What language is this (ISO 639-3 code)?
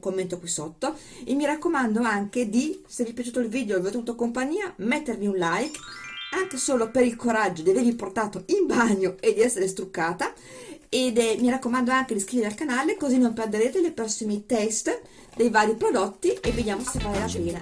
ita